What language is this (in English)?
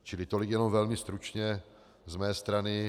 Czech